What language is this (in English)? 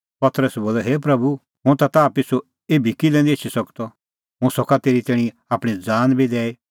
Kullu Pahari